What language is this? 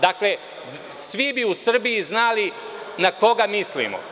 Serbian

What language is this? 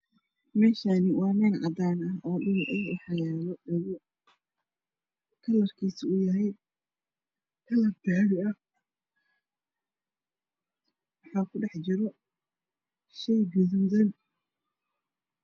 Somali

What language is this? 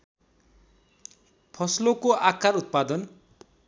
Nepali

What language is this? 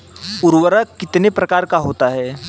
Hindi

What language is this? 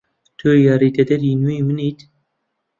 Central Kurdish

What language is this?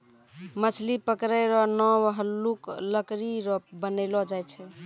Maithili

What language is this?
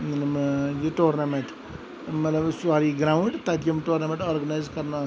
Kashmiri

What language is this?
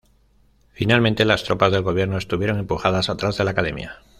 Spanish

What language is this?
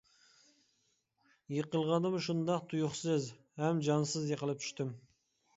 Uyghur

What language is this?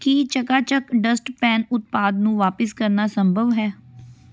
Punjabi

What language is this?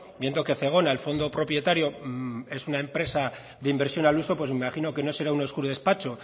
Spanish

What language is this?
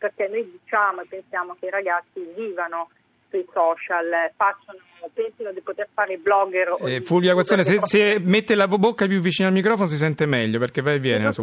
Italian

